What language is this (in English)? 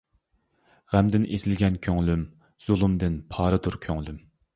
Uyghur